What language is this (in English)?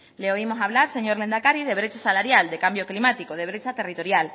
Spanish